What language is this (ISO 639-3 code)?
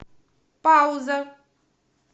rus